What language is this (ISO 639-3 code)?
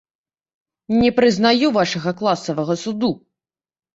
bel